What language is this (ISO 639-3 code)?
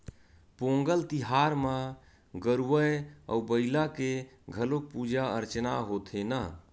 hne